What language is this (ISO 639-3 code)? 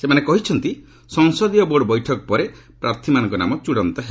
ori